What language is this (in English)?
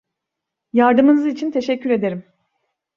Turkish